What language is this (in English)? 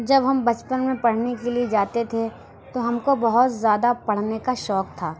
Urdu